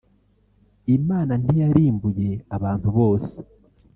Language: Kinyarwanda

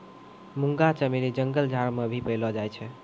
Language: Maithili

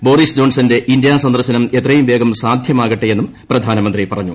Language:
Malayalam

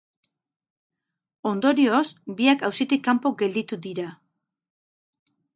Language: Basque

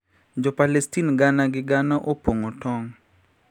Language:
Luo (Kenya and Tanzania)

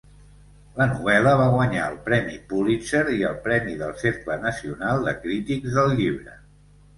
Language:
Catalan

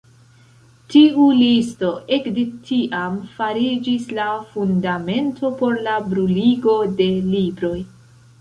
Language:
Esperanto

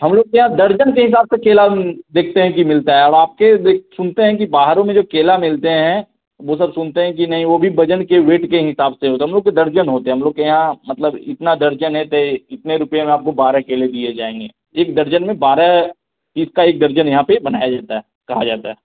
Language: Hindi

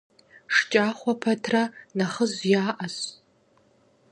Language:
Kabardian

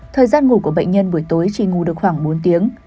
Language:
Vietnamese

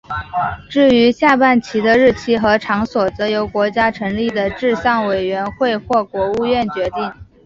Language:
Chinese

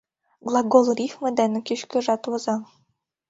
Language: Mari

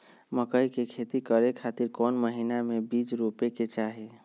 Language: Magahi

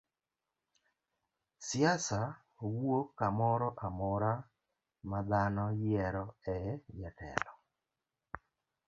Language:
Luo (Kenya and Tanzania)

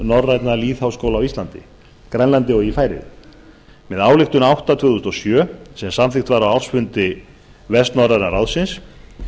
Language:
Icelandic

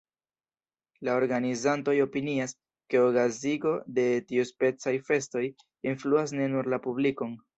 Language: Esperanto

